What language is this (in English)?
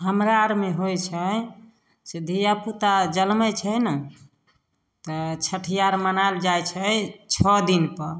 Maithili